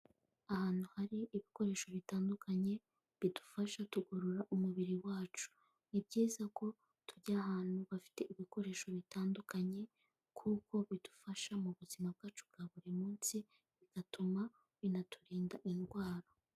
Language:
Kinyarwanda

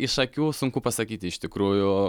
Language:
Lithuanian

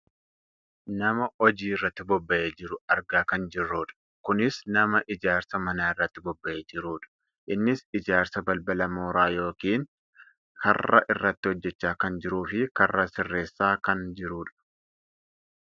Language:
Oromo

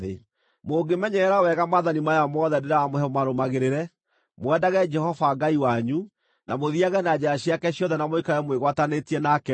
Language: Kikuyu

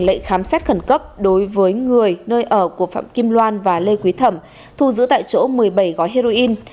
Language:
Vietnamese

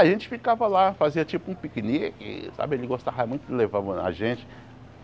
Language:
Portuguese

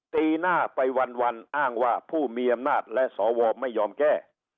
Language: Thai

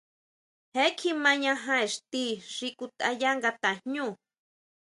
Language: Huautla Mazatec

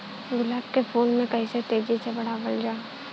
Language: Bhojpuri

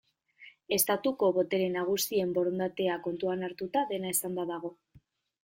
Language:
Basque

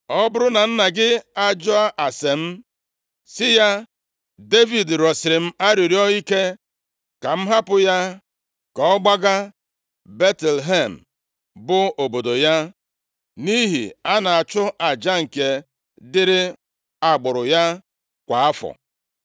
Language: Igbo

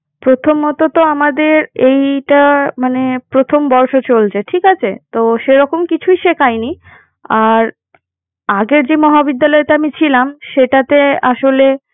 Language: Bangla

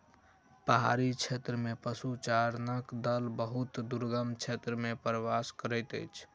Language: Maithili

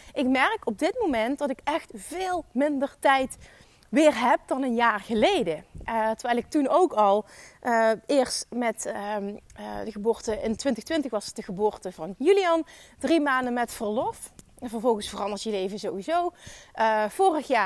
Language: Dutch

